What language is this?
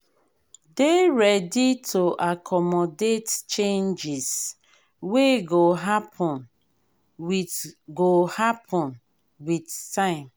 Nigerian Pidgin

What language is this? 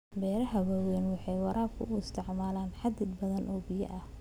Somali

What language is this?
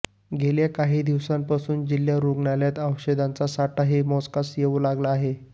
Marathi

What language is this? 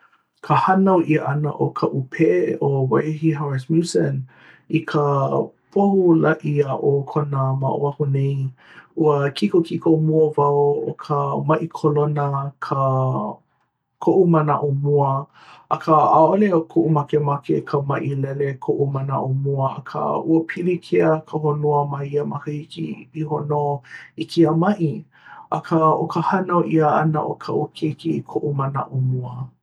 Hawaiian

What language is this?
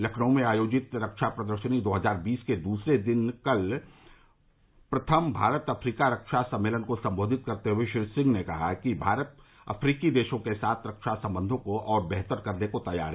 Hindi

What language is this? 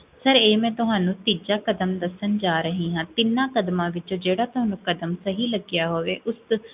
Punjabi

